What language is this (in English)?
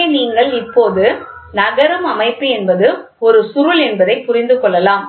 Tamil